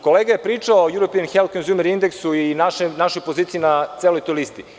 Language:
Serbian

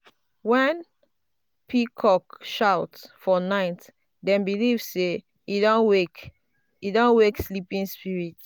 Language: Nigerian Pidgin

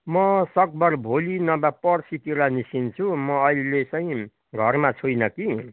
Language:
Nepali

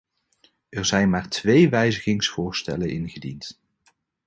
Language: Dutch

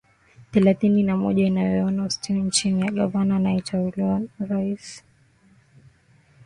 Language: Swahili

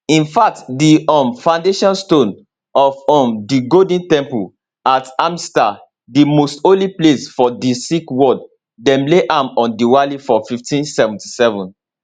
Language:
Nigerian Pidgin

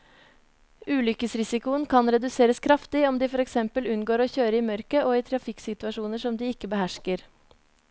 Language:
Norwegian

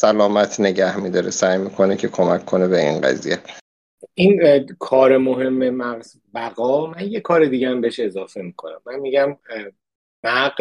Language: Persian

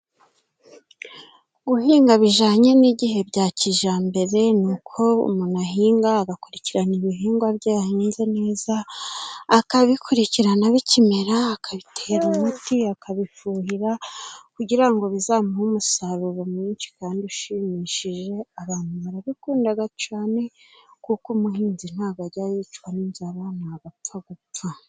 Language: Kinyarwanda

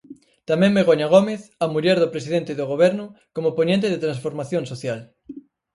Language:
Galician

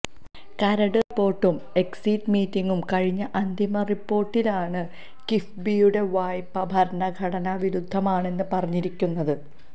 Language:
Malayalam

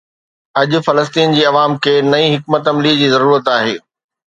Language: Sindhi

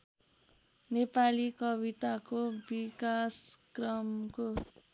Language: Nepali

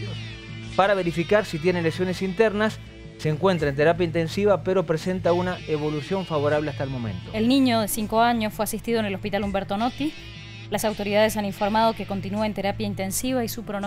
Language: Spanish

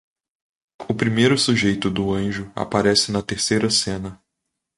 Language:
Portuguese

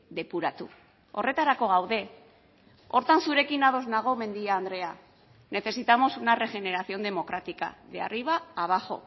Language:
Basque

